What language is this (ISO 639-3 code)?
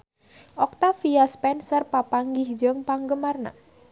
sun